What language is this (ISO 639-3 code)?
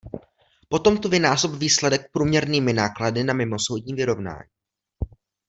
ces